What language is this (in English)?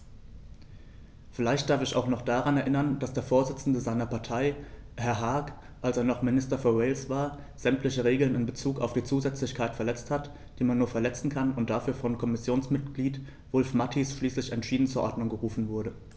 German